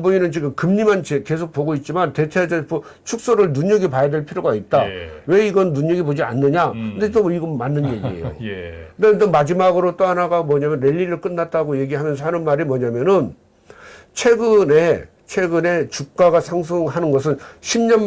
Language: Korean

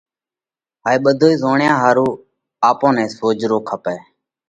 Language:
Parkari Koli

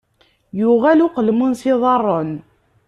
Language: Kabyle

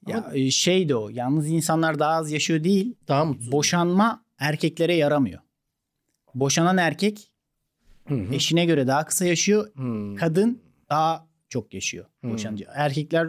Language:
Turkish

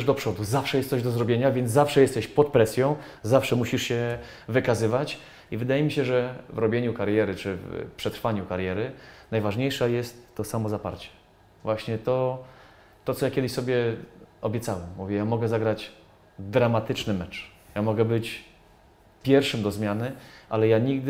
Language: Polish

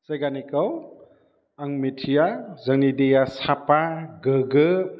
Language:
Bodo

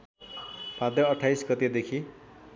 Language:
Nepali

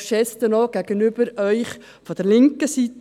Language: Swiss German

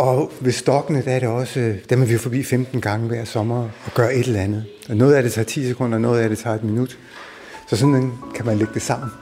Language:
Danish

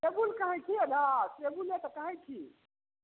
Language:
Maithili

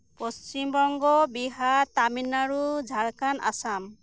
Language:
Santali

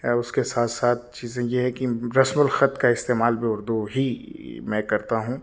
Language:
Urdu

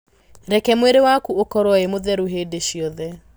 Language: Kikuyu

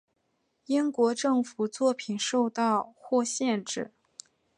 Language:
Chinese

